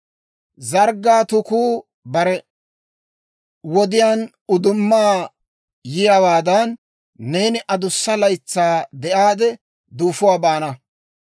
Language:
Dawro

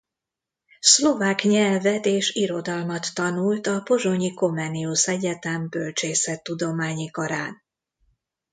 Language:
Hungarian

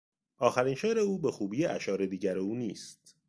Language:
Persian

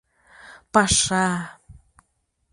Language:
Mari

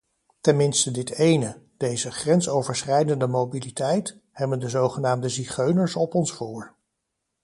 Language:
Dutch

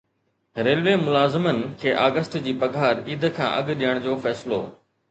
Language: Sindhi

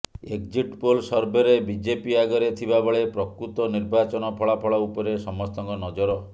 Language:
Odia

